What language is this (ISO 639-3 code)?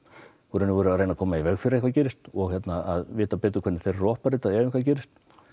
isl